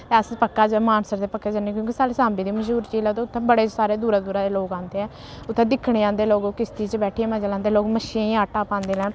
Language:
Dogri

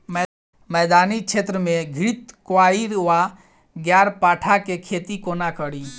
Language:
Maithili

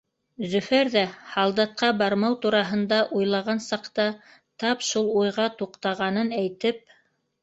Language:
Bashkir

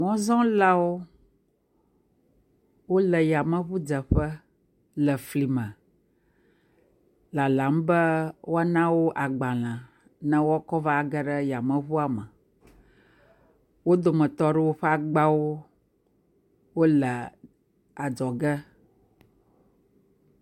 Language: Ewe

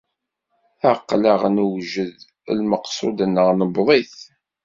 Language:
Kabyle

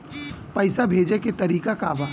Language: Bhojpuri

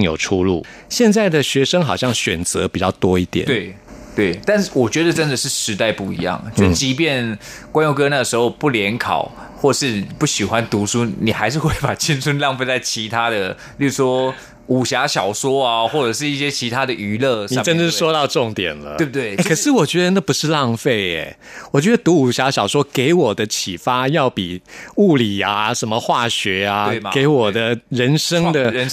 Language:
Chinese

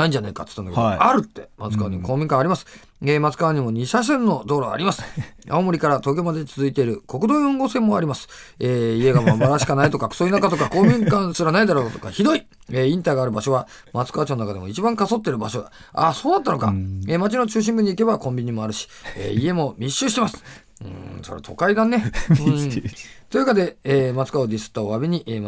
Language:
Japanese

